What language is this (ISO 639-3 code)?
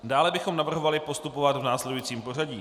ces